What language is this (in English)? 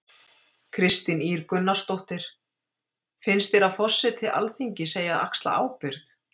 Icelandic